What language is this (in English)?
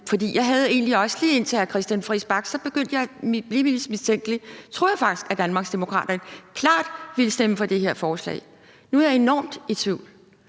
Danish